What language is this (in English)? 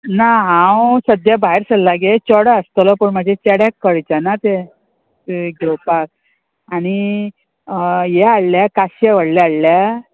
Konkani